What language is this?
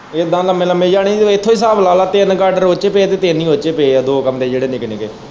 Punjabi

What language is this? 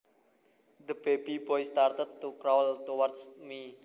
Javanese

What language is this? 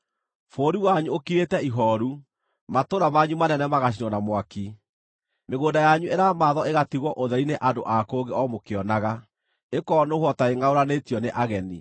Kikuyu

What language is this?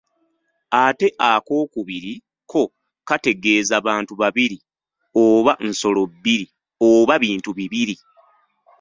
Ganda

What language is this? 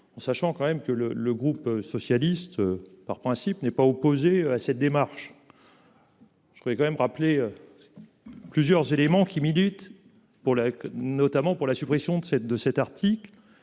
French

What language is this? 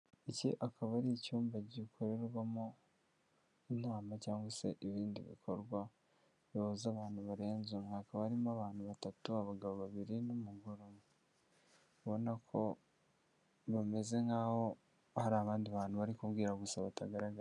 Kinyarwanda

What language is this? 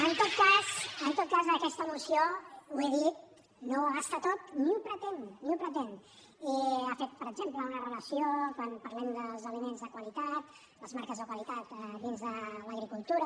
Catalan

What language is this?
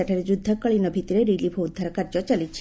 Odia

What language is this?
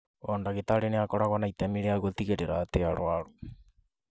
Kikuyu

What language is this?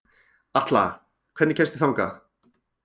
Icelandic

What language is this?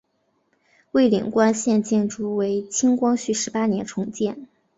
Chinese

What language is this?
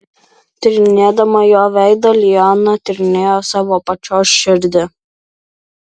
Lithuanian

